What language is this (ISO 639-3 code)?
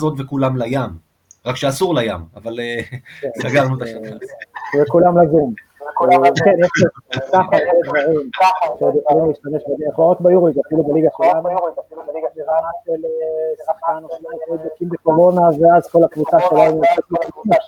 heb